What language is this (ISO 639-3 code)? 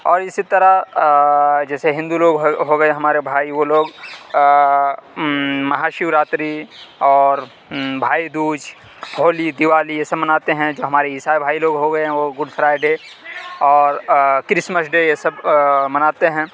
urd